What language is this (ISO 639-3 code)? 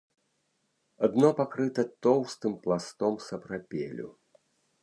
bel